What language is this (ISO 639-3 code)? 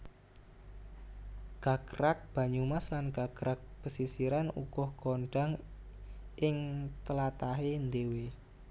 jav